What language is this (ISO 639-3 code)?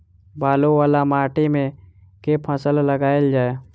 mai